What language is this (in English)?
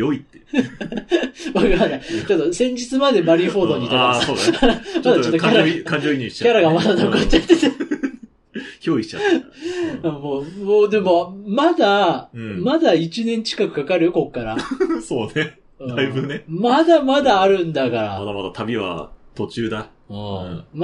Japanese